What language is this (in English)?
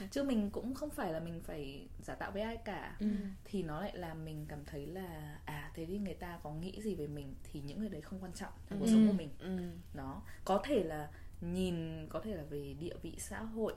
Vietnamese